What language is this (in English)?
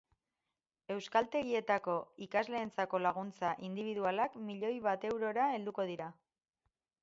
Basque